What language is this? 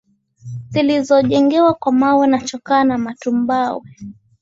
Swahili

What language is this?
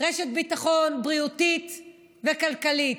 Hebrew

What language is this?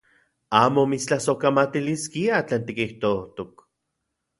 Central Puebla Nahuatl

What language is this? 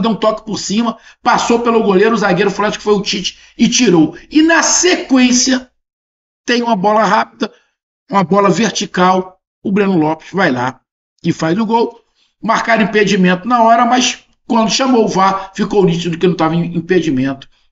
Portuguese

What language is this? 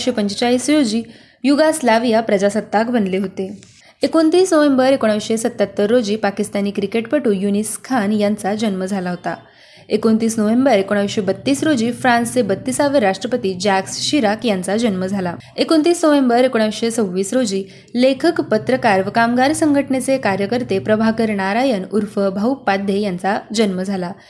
Marathi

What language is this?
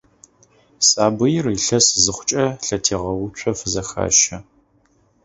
Adyghe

